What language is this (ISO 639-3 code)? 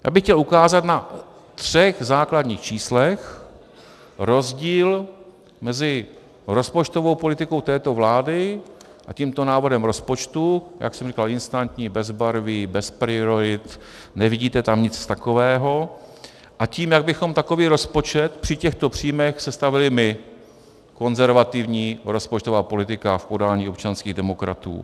ces